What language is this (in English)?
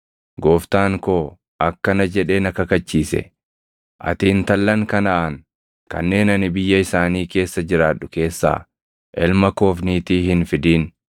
Oromo